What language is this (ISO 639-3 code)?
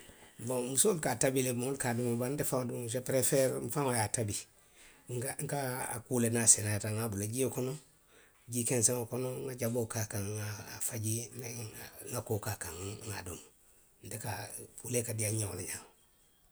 mlq